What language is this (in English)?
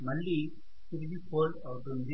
Telugu